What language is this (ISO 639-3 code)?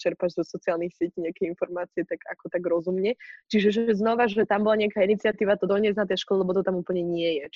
slk